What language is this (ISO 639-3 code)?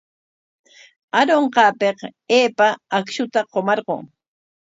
qwa